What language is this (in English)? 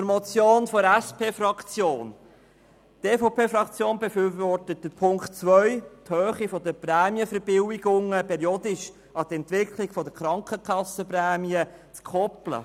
Swiss German